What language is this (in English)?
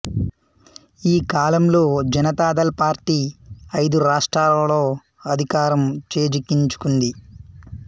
Telugu